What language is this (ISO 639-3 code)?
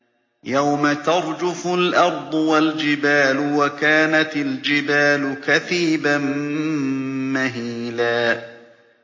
ara